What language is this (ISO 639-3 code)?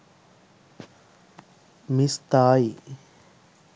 sin